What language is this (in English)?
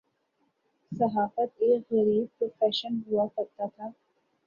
Urdu